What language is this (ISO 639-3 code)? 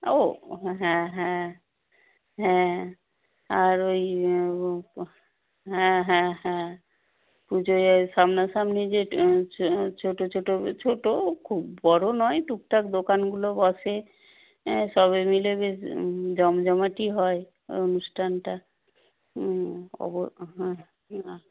ben